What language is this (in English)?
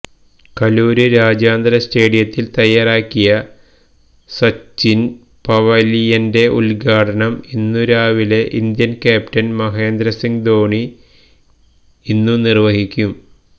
Malayalam